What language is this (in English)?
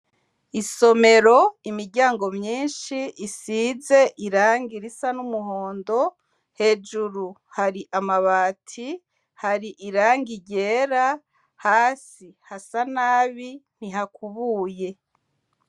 Rundi